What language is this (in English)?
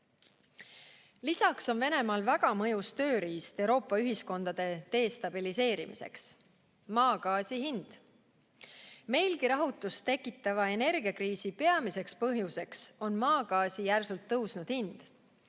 Estonian